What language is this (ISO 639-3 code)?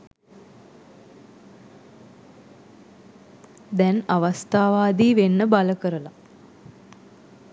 sin